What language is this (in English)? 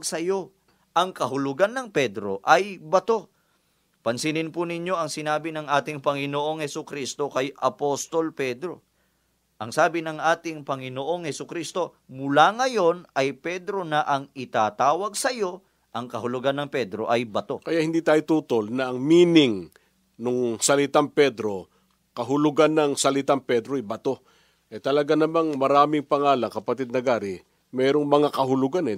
Filipino